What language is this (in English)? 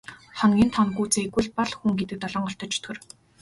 Mongolian